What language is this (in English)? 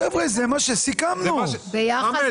Hebrew